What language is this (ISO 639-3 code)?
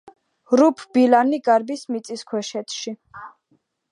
kat